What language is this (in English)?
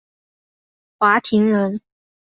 Chinese